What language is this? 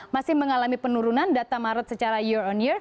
Indonesian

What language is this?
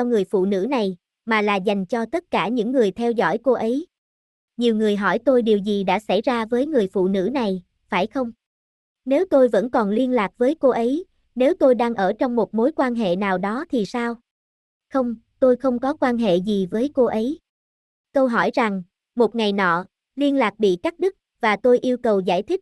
Vietnamese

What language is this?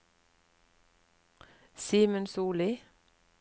Norwegian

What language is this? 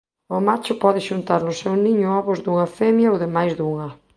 Galician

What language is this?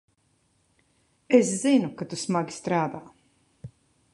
Latvian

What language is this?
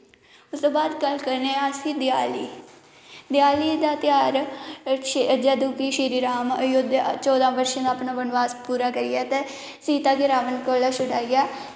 Dogri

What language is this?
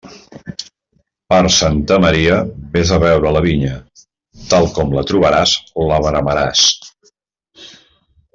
Catalan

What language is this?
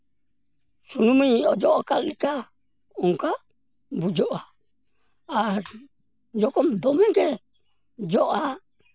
Santali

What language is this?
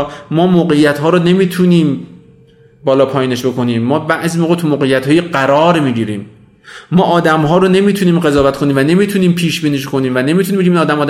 Persian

